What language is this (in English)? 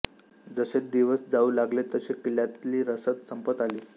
Marathi